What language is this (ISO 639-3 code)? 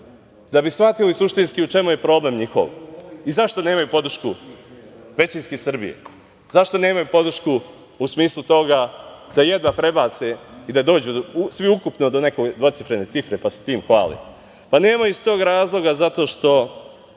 srp